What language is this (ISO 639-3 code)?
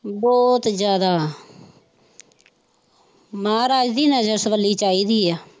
pan